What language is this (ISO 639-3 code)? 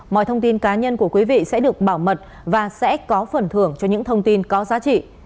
vie